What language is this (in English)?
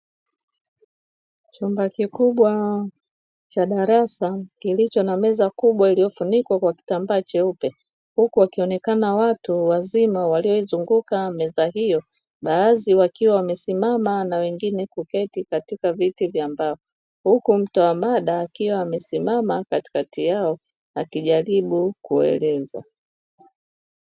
Swahili